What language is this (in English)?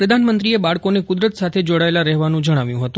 Gujarati